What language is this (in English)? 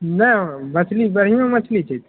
Maithili